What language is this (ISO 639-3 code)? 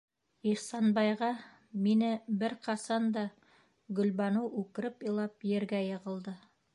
bak